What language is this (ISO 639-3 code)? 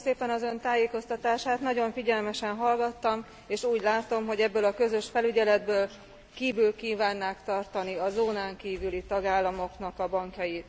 hun